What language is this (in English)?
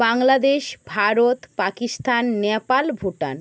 Bangla